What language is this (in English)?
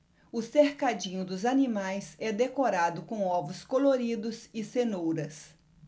Portuguese